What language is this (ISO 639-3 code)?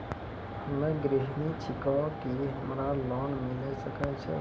mai